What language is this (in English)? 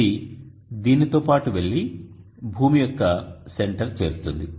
Telugu